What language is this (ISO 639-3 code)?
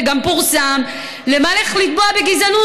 heb